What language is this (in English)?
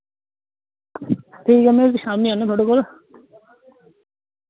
Dogri